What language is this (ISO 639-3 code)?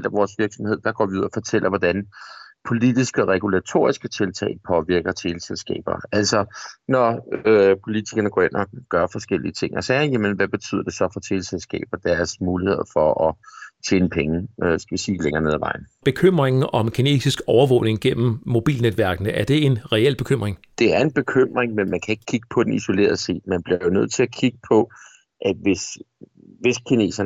dan